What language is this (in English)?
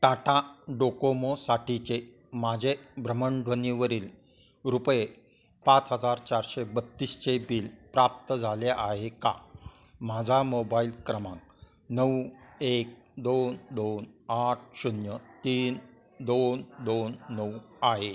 Marathi